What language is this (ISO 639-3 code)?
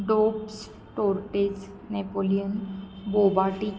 mar